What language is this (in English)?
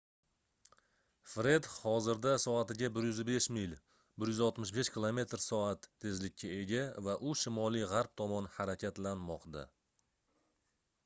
Uzbek